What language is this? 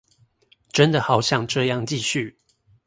Chinese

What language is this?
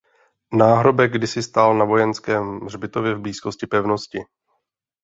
Czech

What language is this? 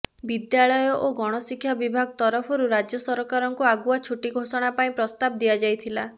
Odia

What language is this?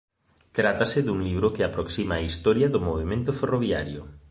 Galician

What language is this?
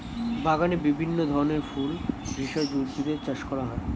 Bangla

